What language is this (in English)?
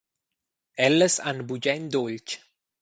Romansh